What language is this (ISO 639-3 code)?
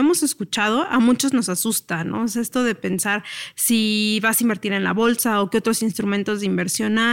spa